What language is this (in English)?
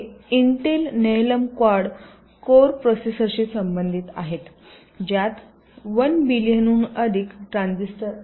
Marathi